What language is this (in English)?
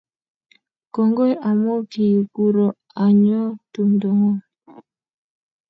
Kalenjin